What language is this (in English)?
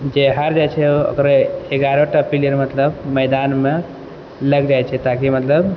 Maithili